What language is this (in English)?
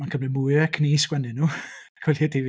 Welsh